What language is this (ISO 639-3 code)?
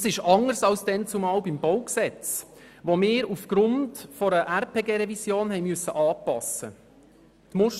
gsw